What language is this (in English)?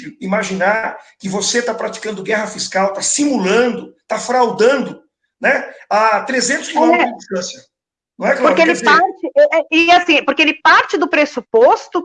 Portuguese